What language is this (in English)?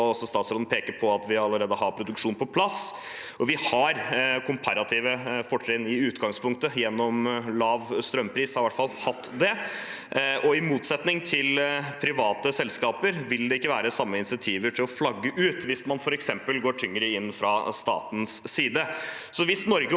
Norwegian